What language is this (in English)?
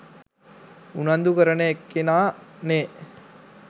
Sinhala